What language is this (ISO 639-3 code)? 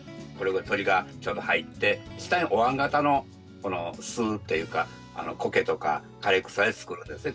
jpn